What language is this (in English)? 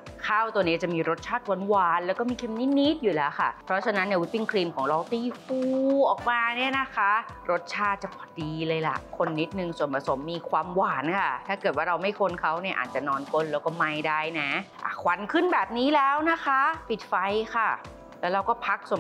Thai